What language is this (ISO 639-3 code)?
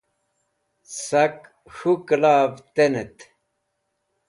wbl